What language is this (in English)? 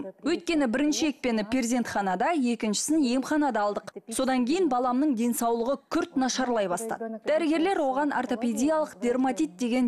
Russian